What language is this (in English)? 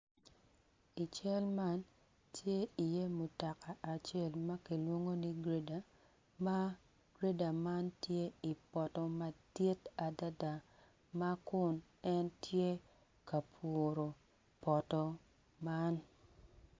Acoli